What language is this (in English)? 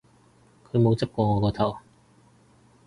Cantonese